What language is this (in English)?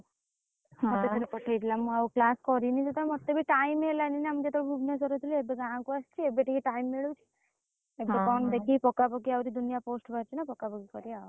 Odia